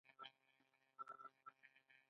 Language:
Pashto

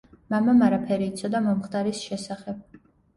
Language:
Georgian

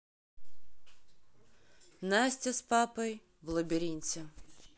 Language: Russian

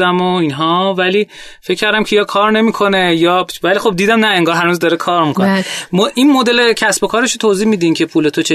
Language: Persian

